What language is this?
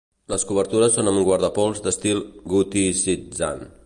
Catalan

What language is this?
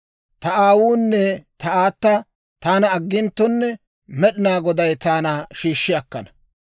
Dawro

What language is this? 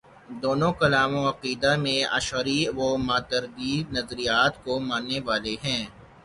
Urdu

